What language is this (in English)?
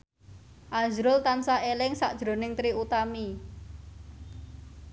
Javanese